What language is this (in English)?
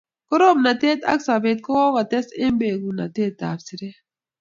Kalenjin